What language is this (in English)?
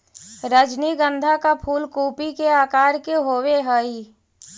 Magahi